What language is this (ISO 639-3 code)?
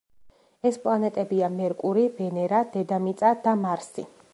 kat